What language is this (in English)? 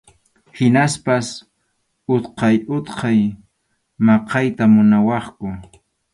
Arequipa-La Unión Quechua